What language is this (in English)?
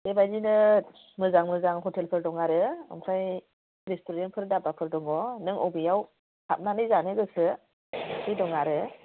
Bodo